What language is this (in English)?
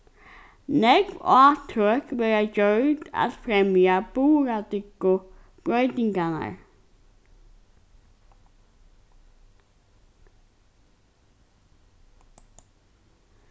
Faroese